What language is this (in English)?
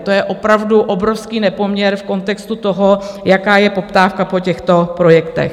Czech